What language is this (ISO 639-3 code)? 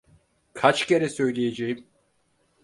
tur